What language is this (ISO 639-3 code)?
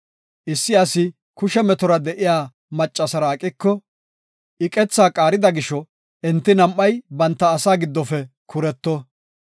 gof